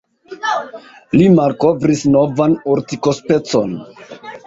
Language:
Esperanto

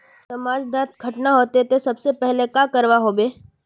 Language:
Magahi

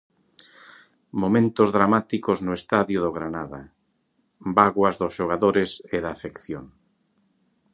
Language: Galician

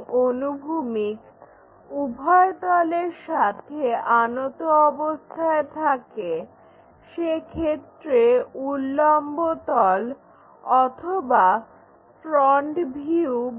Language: Bangla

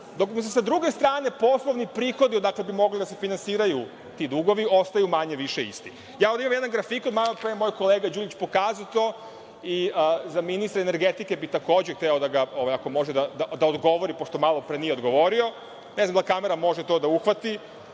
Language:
Serbian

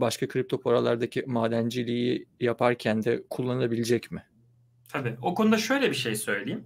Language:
Turkish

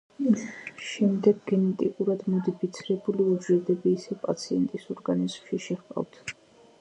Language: Georgian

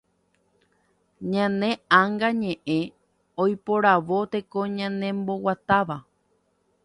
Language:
Guarani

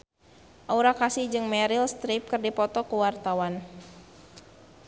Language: Sundanese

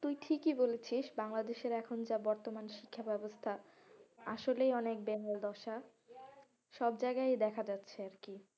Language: Bangla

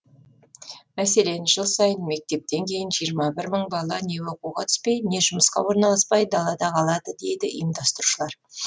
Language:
Kazakh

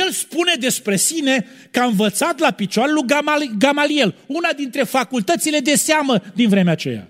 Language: Romanian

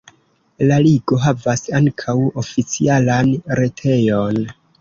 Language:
Esperanto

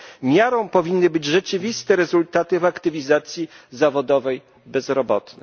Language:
Polish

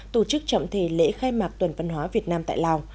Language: Vietnamese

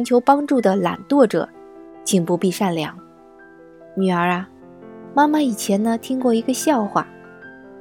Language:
Chinese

